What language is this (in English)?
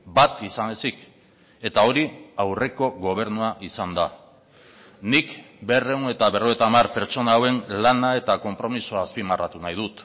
Basque